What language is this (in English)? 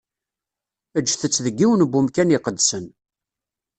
Kabyle